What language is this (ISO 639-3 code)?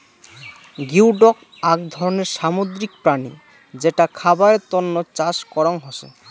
ben